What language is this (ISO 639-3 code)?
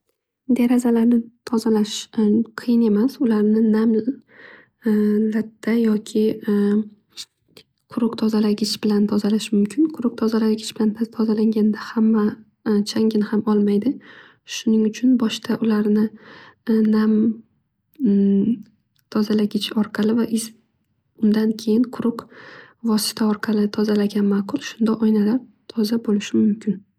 uzb